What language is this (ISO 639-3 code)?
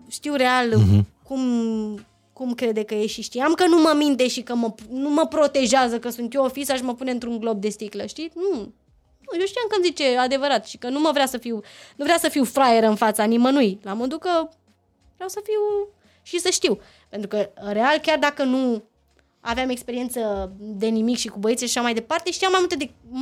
ron